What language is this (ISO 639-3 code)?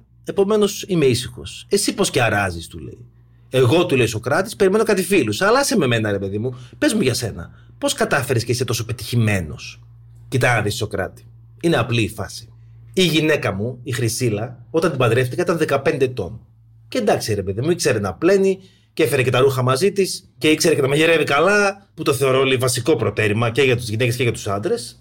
ell